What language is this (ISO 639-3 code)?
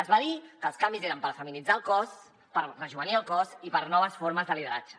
cat